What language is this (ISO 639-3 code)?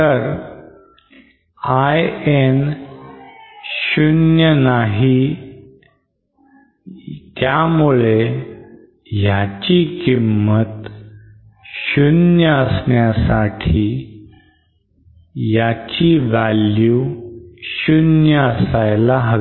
mar